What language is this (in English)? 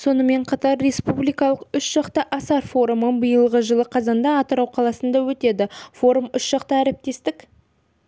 Kazakh